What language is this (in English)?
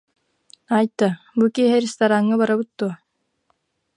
Yakut